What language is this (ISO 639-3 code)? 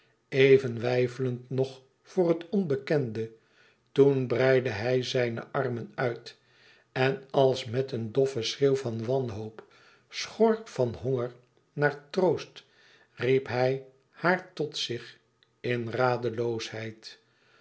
nld